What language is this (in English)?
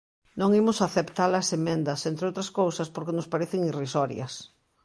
Galician